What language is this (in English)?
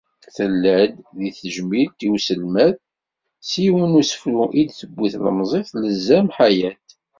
Kabyle